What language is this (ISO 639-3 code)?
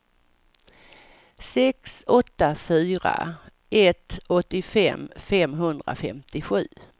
swe